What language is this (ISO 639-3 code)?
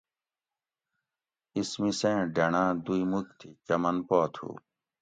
gwc